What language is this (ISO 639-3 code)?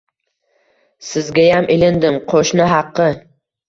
uzb